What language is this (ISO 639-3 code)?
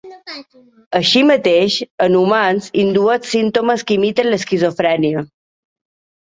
cat